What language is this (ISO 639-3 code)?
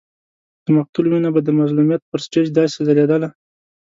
pus